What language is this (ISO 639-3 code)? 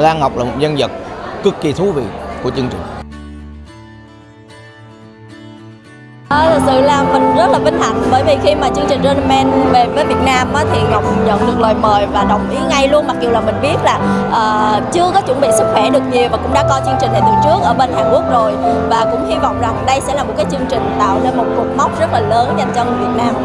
vie